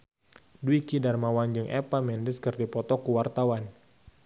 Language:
Sundanese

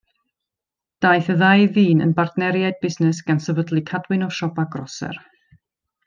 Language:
Welsh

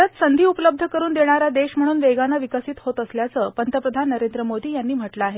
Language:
Marathi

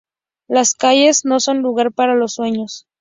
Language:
Spanish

